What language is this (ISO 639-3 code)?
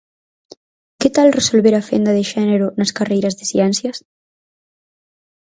glg